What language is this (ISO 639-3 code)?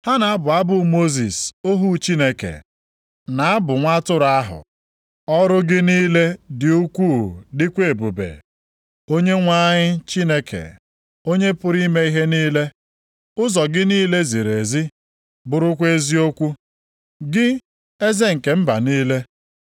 ibo